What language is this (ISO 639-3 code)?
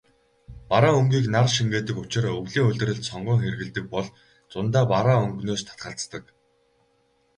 mon